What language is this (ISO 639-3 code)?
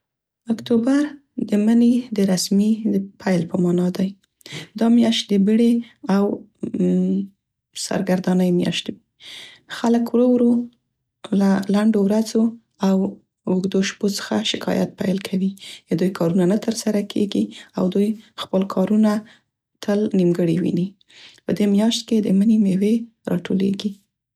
pst